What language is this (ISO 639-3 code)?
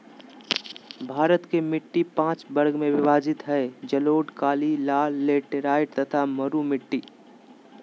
mag